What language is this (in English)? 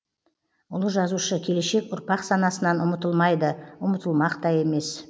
Kazakh